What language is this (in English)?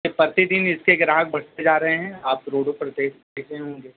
Urdu